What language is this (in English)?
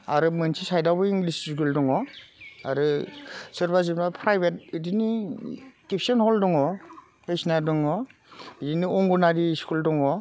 Bodo